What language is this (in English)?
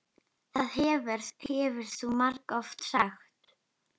Icelandic